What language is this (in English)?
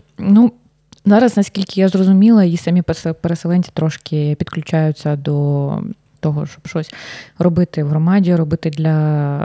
Ukrainian